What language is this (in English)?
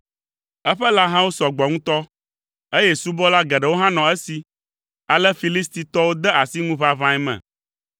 Ewe